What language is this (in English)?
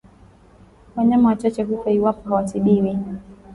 Swahili